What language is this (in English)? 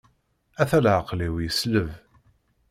Kabyle